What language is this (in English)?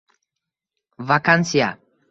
Uzbek